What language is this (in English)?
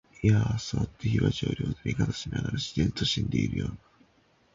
Japanese